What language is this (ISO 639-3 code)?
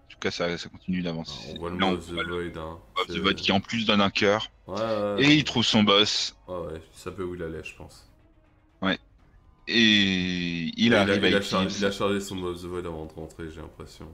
fra